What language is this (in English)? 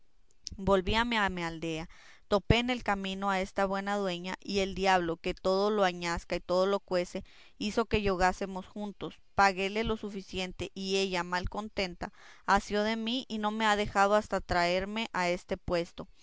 Spanish